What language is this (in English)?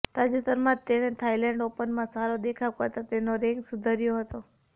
Gujarati